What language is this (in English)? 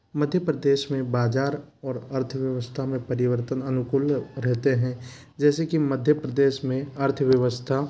Hindi